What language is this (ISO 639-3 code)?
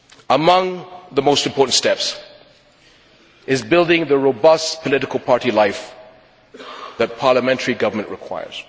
eng